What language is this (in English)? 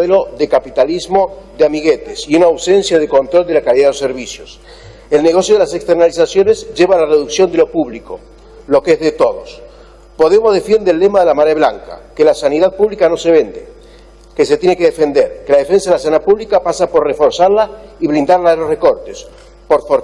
Spanish